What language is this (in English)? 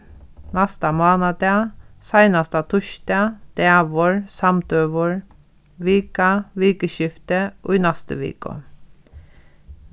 Faroese